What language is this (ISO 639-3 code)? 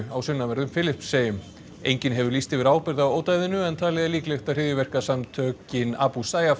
isl